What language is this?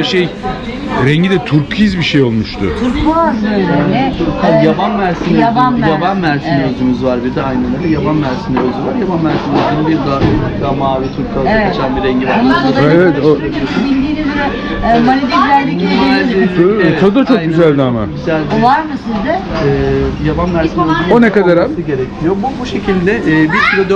Turkish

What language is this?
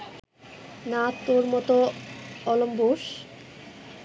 Bangla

